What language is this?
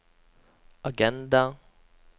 Norwegian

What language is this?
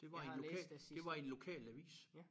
Danish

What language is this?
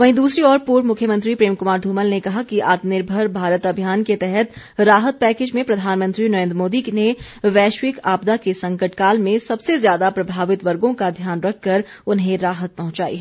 Hindi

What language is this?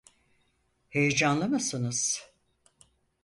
Turkish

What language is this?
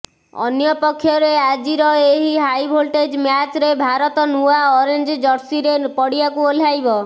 Odia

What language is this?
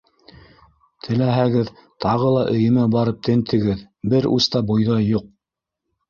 Bashkir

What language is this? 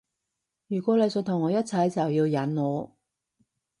Cantonese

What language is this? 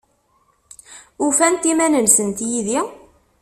Kabyle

